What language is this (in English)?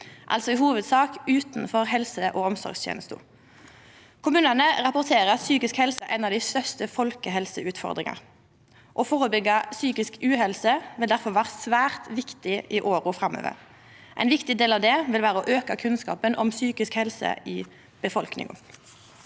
Norwegian